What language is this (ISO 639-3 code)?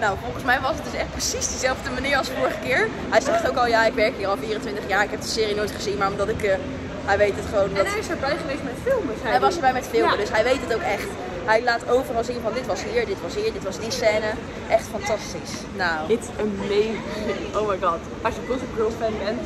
nld